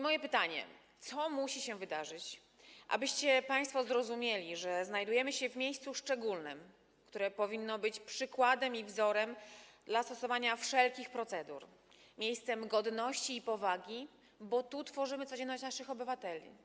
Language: Polish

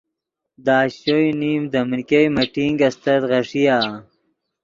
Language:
Yidgha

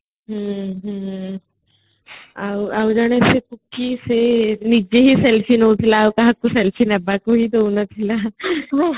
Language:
Odia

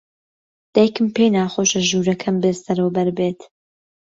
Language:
Central Kurdish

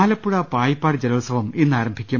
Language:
Malayalam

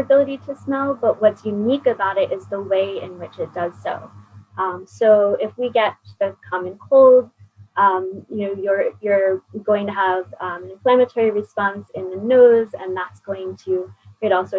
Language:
English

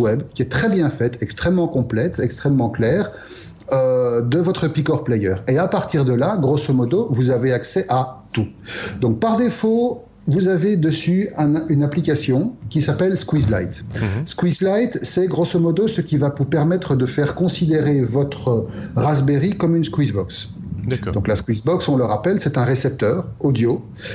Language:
French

